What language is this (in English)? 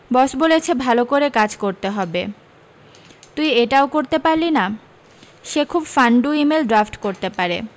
Bangla